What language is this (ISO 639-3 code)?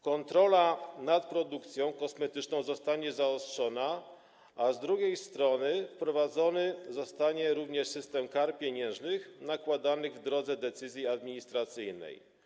pol